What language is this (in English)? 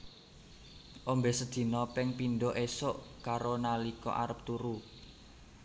Javanese